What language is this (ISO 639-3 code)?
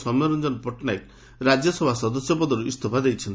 ori